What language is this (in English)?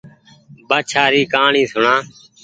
Goaria